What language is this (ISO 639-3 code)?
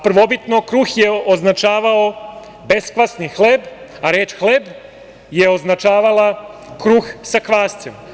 srp